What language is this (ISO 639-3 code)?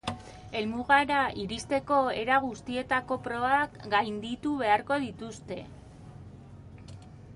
eus